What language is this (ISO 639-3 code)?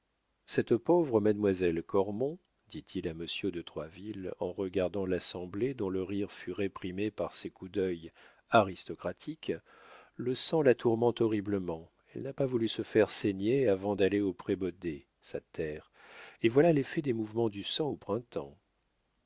fra